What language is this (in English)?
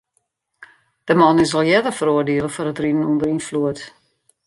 Western Frisian